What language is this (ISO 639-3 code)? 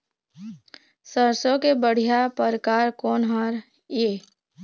hne